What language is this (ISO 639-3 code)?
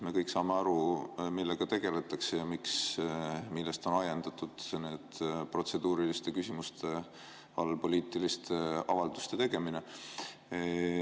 est